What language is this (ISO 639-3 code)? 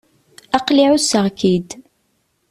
kab